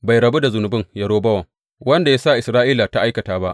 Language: Hausa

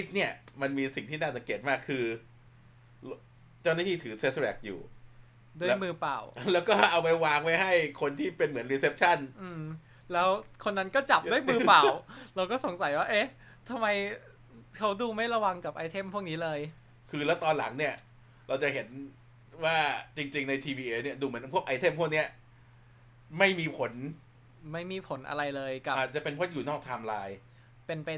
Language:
Thai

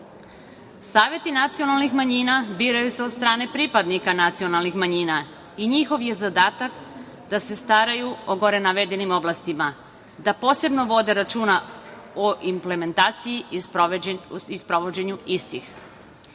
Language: Serbian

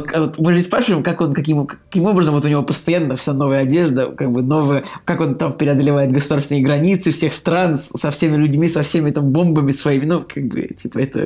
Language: Russian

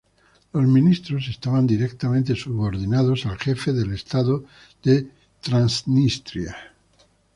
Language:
Spanish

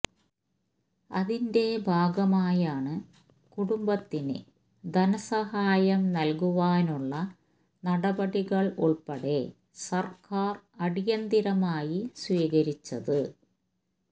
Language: Malayalam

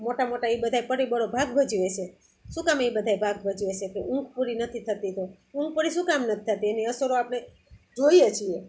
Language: Gujarati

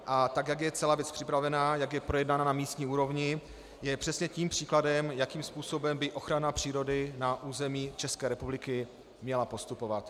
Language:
Czech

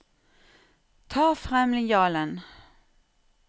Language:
Norwegian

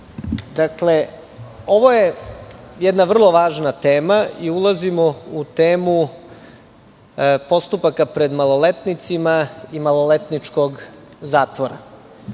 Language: Serbian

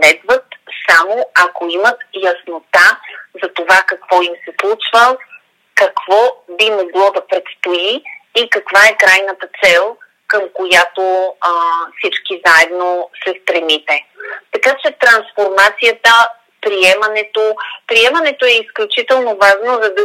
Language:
Bulgarian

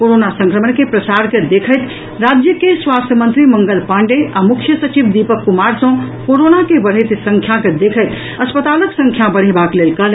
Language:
Maithili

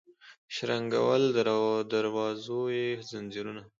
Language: Pashto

